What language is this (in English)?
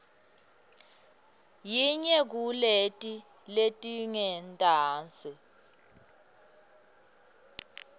Swati